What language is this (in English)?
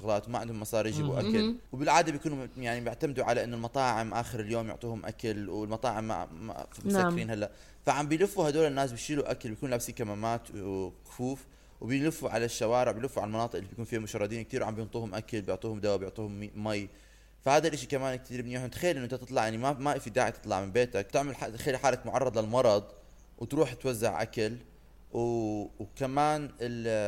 Arabic